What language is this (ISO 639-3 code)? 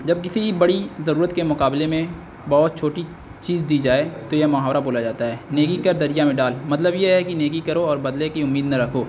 urd